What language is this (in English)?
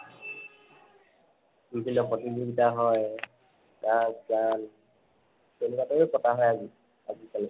Assamese